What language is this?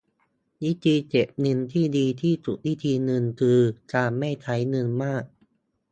Thai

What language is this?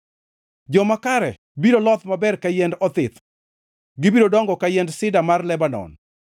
Luo (Kenya and Tanzania)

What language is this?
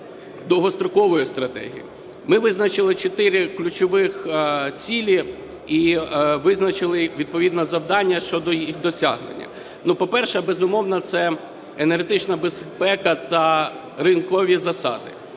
Ukrainian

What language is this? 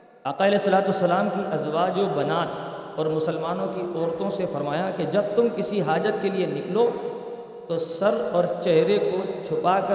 Urdu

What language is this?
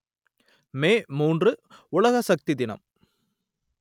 Tamil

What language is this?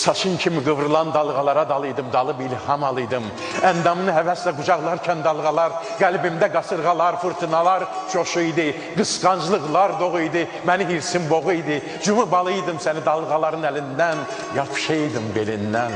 Turkish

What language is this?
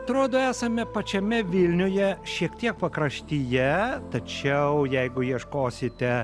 Lithuanian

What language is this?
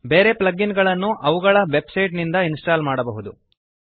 Kannada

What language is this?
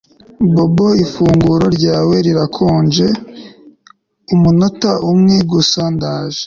Kinyarwanda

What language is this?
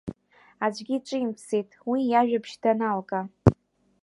Abkhazian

